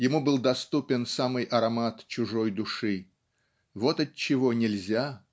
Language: Russian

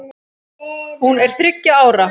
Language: Icelandic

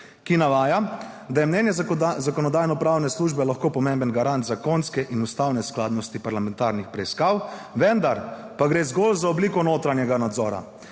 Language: Slovenian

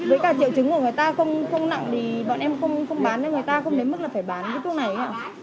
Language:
Vietnamese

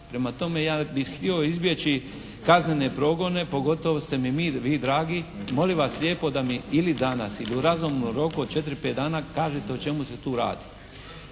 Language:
Croatian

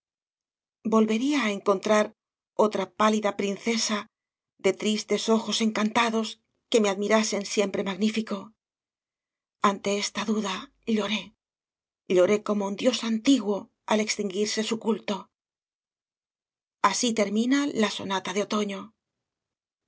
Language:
Spanish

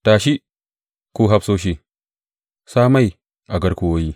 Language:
Hausa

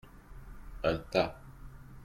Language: French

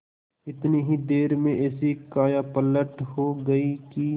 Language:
Hindi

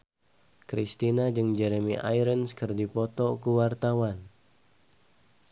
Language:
Sundanese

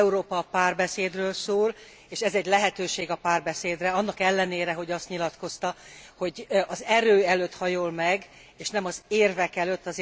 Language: Hungarian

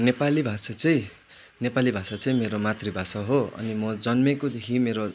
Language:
Nepali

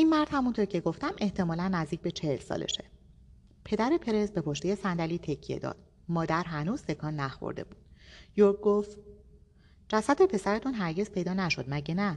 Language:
Persian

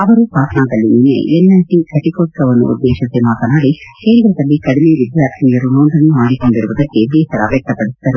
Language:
Kannada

